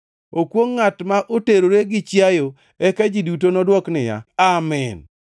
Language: Luo (Kenya and Tanzania)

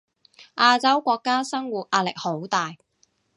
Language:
Cantonese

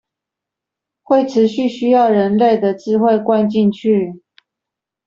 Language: Chinese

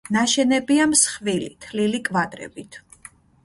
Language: Georgian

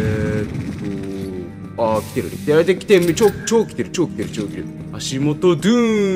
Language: Japanese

